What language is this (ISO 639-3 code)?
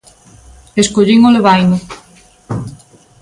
glg